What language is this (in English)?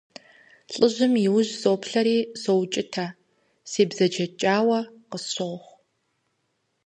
Kabardian